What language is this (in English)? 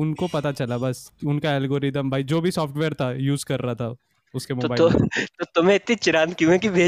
Hindi